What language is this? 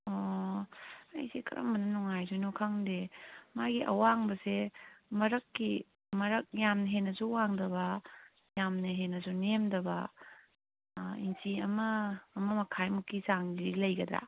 Manipuri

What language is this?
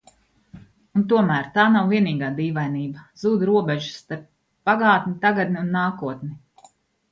Latvian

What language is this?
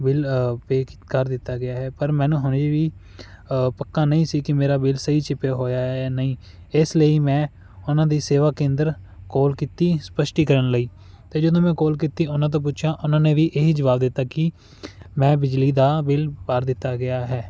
Punjabi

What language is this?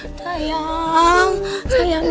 Indonesian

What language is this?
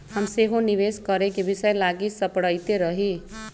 Magahi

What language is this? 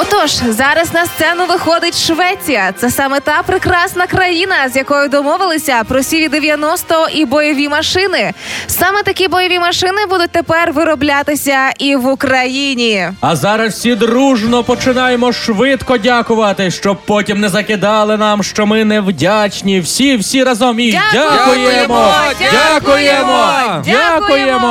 Ukrainian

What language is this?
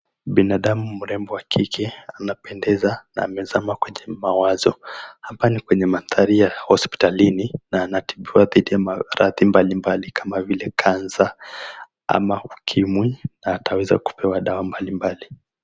Swahili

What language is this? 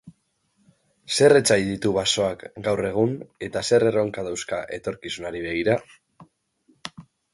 Basque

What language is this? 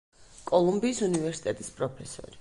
Georgian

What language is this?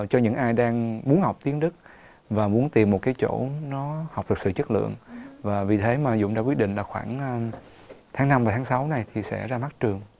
Vietnamese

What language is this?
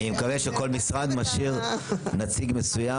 Hebrew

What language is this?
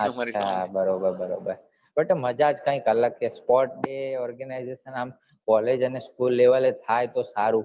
Gujarati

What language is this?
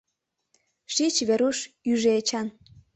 Mari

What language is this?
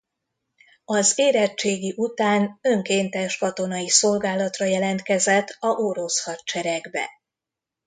Hungarian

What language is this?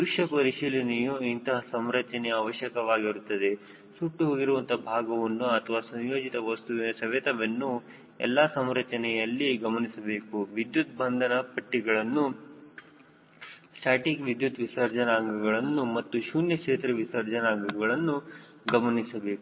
Kannada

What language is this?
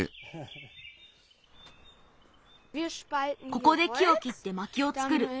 Japanese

